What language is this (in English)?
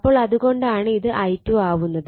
Malayalam